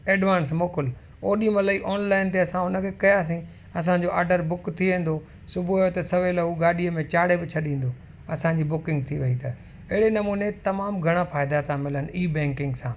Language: Sindhi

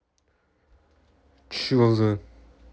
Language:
Russian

